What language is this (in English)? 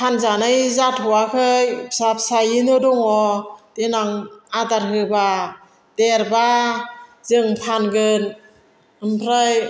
Bodo